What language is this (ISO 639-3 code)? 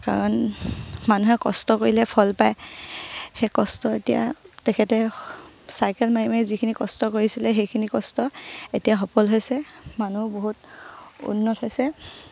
asm